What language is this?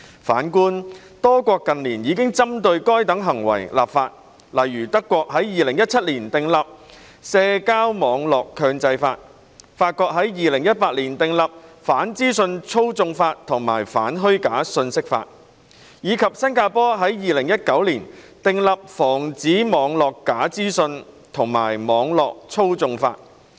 Cantonese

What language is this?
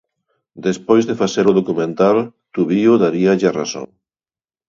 Galician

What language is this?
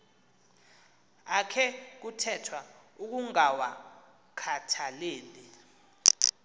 Xhosa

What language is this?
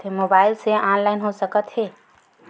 Chhattisgarhi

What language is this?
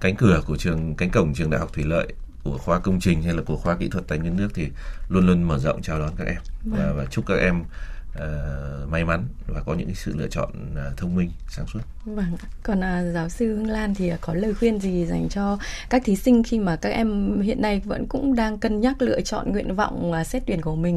Vietnamese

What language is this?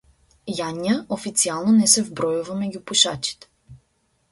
Macedonian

